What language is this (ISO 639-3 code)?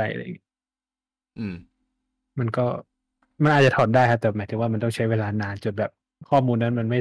tha